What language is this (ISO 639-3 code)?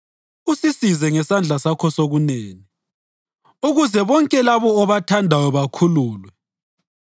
nde